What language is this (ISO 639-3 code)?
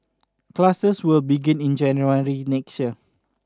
eng